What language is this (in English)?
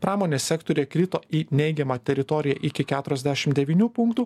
Lithuanian